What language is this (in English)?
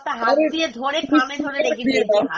Bangla